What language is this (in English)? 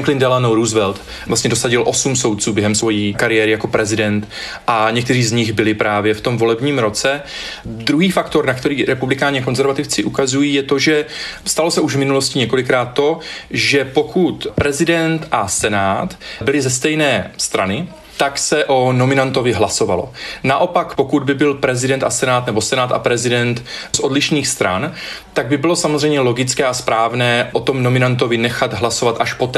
Czech